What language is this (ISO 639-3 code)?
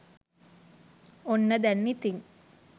sin